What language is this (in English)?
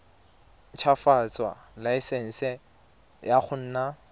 Tswana